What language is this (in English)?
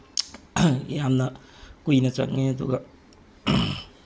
Manipuri